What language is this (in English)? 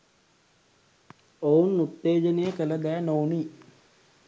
Sinhala